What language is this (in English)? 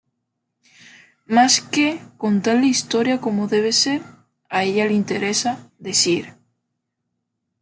Spanish